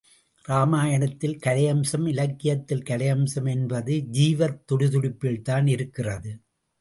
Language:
Tamil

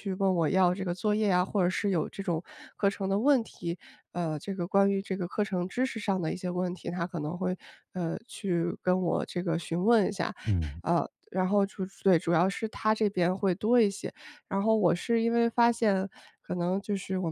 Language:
Chinese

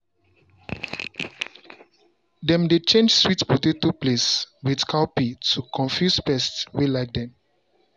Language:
Nigerian Pidgin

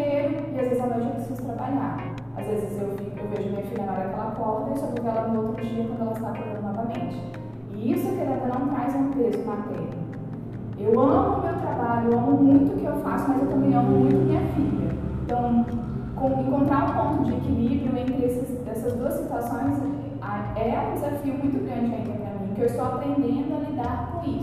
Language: Portuguese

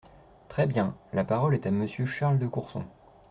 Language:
French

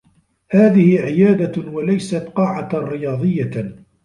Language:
Arabic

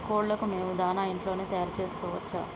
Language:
Telugu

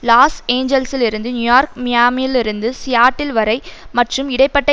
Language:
Tamil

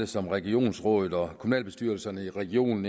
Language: Danish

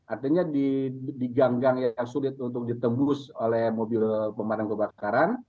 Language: Indonesian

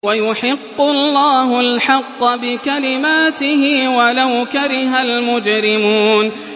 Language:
Arabic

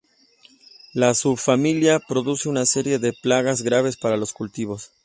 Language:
Spanish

